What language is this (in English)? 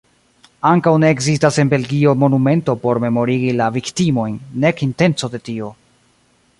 Esperanto